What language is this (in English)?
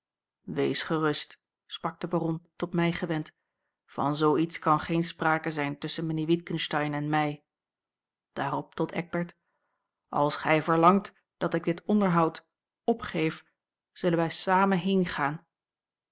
Dutch